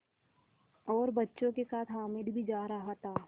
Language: Hindi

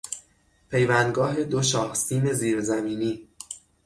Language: Persian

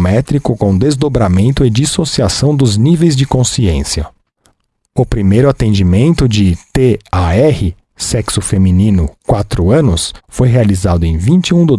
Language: Portuguese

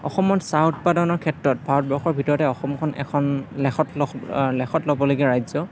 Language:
Assamese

